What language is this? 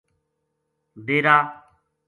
Gujari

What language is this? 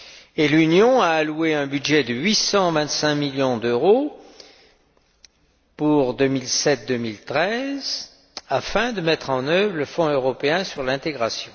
French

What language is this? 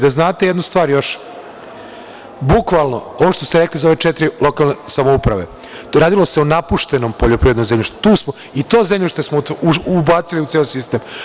Serbian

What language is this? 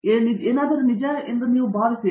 Kannada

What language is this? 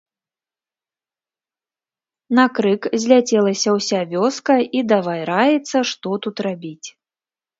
Belarusian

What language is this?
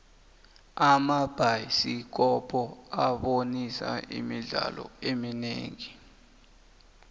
South Ndebele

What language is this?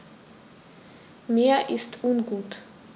German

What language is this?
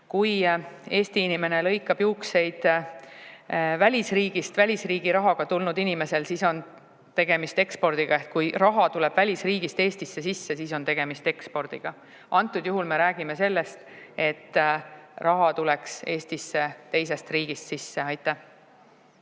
Estonian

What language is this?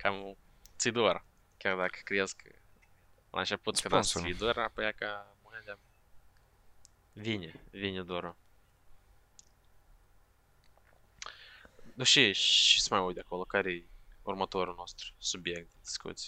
Romanian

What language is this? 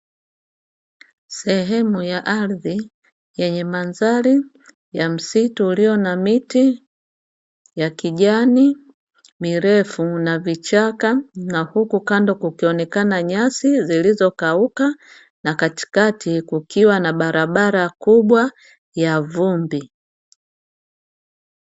Swahili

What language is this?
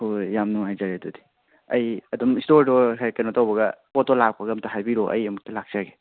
Manipuri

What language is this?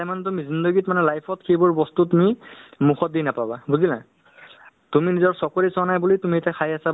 Assamese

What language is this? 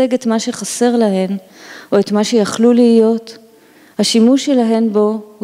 Hebrew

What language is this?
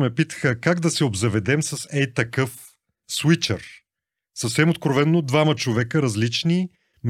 Bulgarian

